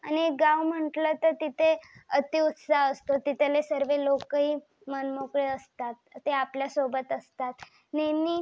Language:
Marathi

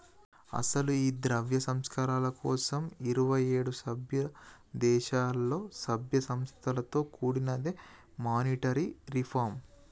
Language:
Telugu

